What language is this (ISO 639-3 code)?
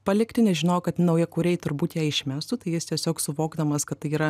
lit